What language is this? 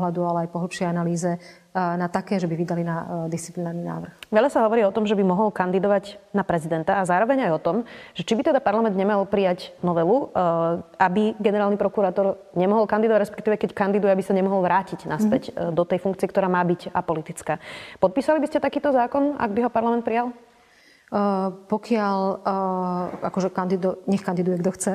Slovak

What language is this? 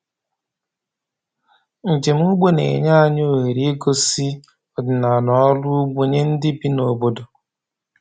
Igbo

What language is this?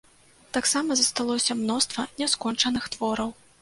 Belarusian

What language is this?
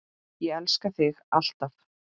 Icelandic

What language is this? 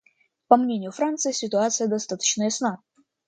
Russian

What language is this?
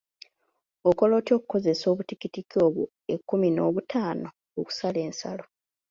Ganda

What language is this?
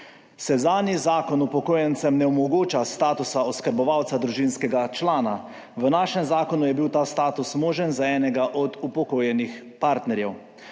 Slovenian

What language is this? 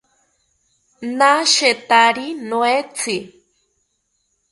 South Ucayali Ashéninka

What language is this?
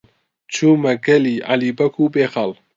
Central Kurdish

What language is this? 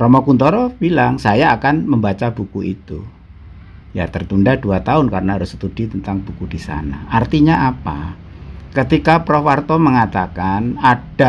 Indonesian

